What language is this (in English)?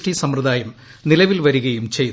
Malayalam